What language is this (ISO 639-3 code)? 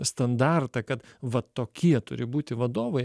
lit